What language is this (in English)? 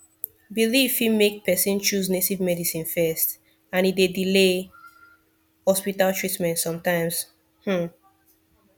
Nigerian Pidgin